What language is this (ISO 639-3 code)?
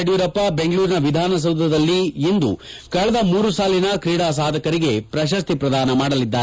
kan